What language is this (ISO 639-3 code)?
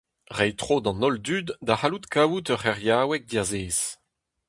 bre